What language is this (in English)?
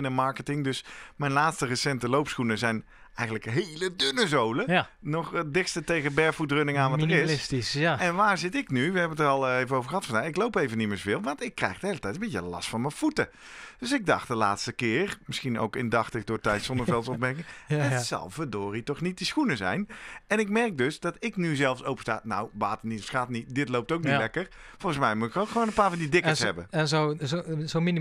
Dutch